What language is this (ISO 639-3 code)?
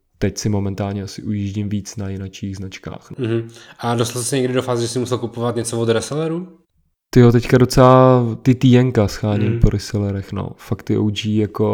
ces